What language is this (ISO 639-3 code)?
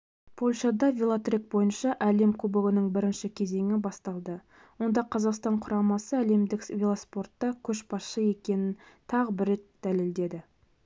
kaz